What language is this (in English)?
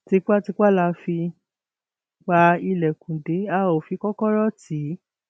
Yoruba